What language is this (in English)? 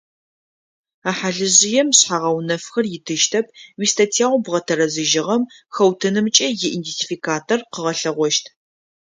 Adyghe